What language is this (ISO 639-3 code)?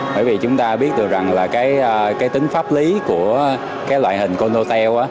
vie